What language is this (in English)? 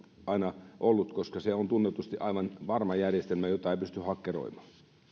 Finnish